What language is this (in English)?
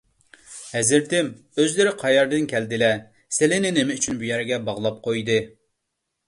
Uyghur